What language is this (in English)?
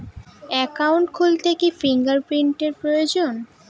Bangla